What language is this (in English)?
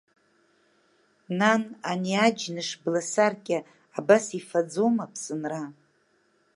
Abkhazian